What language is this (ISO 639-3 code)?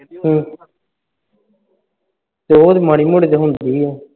pan